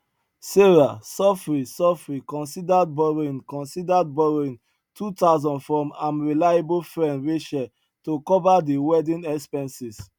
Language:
Nigerian Pidgin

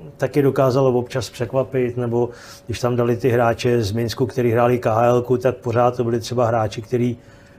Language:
Czech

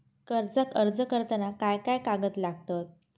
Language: Marathi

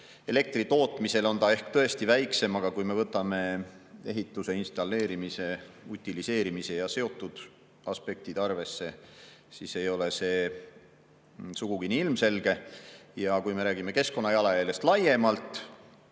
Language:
Estonian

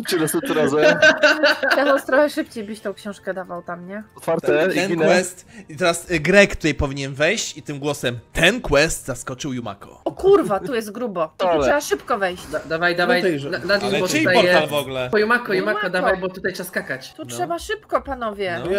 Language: Polish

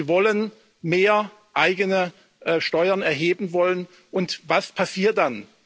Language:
German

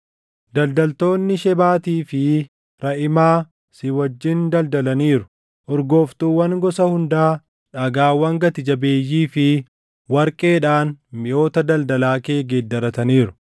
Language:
Oromo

